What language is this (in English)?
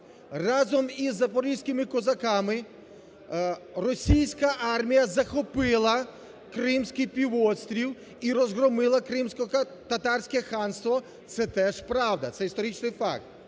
Ukrainian